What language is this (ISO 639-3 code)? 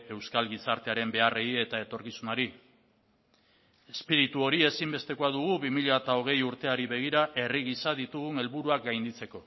eus